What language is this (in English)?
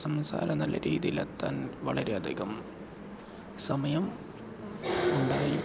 Malayalam